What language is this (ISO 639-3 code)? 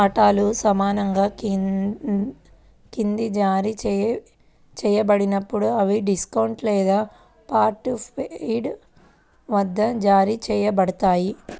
tel